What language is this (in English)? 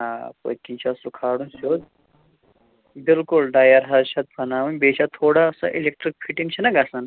Kashmiri